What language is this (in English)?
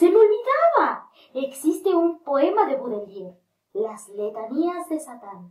Spanish